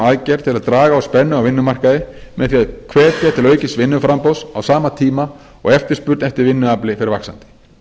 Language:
Icelandic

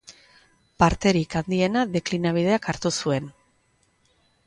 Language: Basque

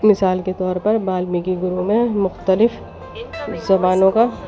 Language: Urdu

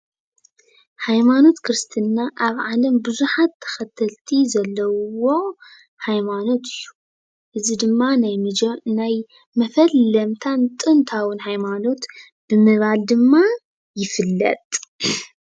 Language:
Tigrinya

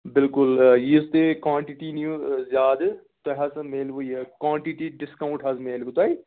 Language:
Kashmiri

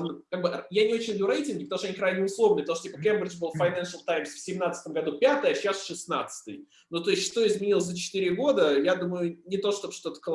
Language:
Russian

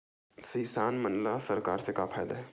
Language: Chhattisgarhi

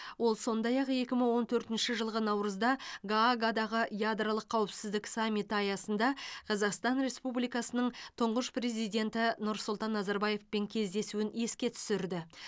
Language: Kazakh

